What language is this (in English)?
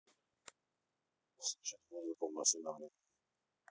Russian